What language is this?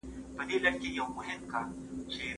Pashto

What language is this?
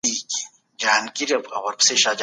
Pashto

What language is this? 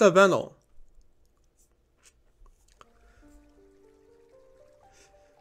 Turkish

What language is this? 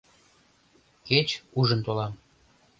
Mari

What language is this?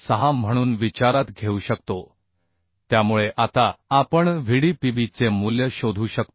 Marathi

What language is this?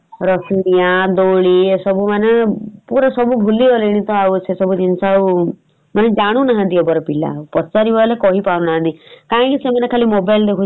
Odia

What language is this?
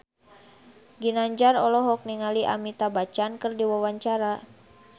Sundanese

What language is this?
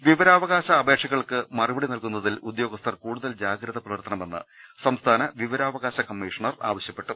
Malayalam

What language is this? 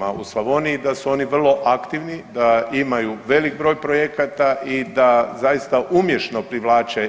Croatian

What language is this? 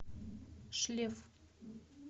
Russian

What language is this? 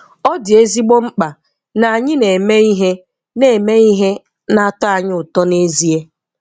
Igbo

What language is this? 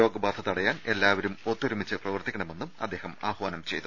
Malayalam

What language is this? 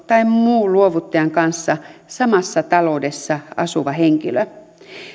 Finnish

